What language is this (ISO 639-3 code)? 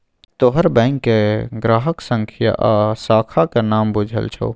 mai